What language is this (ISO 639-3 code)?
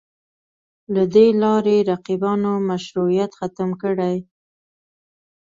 pus